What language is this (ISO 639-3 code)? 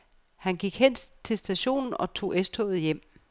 dan